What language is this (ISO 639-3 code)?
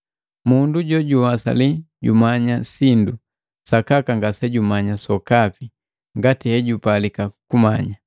mgv